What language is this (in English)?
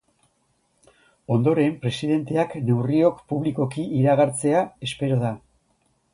Basque